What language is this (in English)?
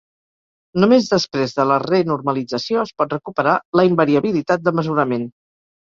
Catalan